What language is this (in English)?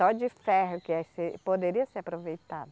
Portuguese